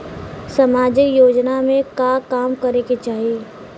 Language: Bhojpuri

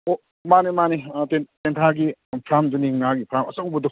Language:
Manipuri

